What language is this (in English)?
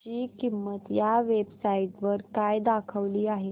Marathi